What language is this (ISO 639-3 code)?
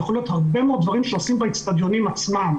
heb